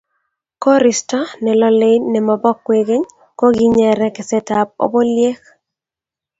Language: Kalenjin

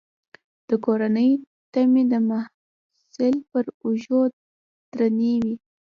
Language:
Pashto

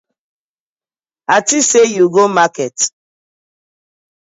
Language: Nigerian Pidgin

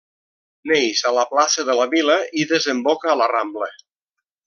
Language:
Catalan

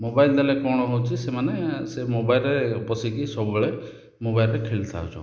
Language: Odia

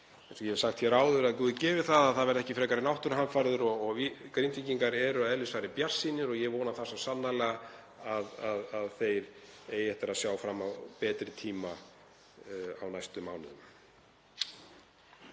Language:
Icelandic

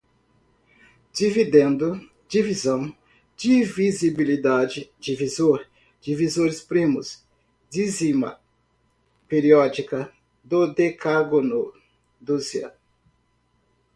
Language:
Portuguese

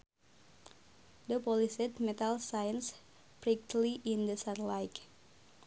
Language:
Sundanese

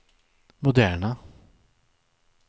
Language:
Swedish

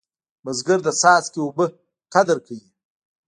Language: Pashto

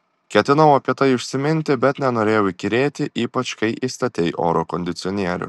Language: Lithuanian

